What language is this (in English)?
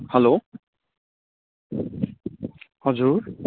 Nepali